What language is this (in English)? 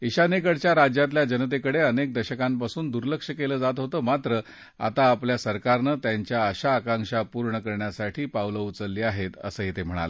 Marathi